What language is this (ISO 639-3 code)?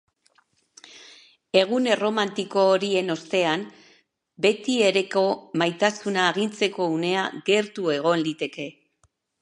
eus